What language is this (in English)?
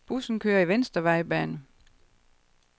Danish